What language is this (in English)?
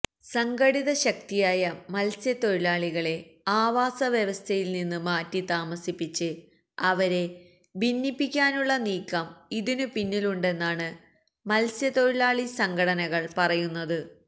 Malayalam